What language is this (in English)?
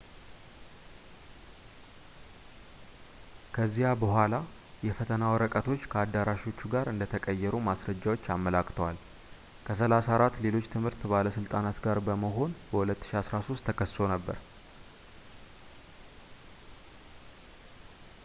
Amharic